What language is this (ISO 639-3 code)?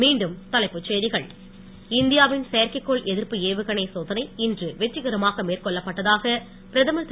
tam